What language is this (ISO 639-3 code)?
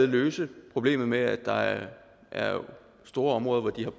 dan